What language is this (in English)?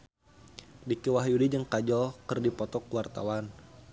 Sundanese